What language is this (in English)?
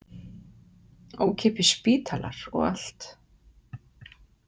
Icelandic